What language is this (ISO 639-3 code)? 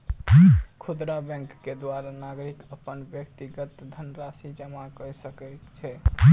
mai